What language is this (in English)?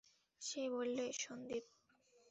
Bangla